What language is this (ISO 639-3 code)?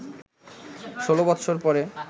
ben